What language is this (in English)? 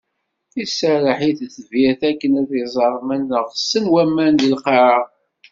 Kabyle